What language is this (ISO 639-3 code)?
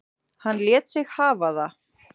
isl